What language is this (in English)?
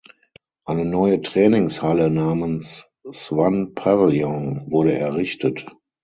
German